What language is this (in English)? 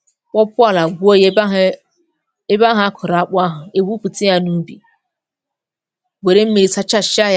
Igbo